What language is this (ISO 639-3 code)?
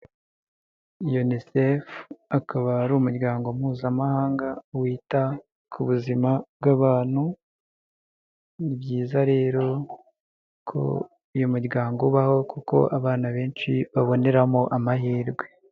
kin